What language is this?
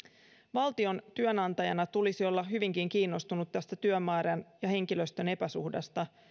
Finnish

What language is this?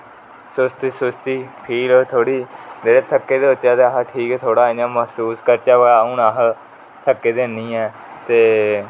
Dogri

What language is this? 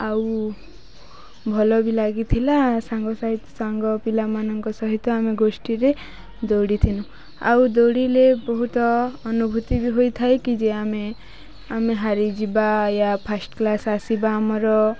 Odia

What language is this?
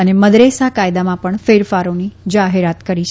Gujarati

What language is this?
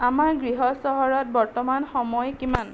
Assamese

